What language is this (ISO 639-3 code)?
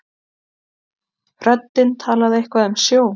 isl